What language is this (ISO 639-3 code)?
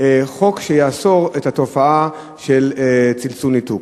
heb